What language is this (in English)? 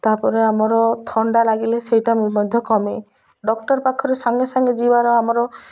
Odia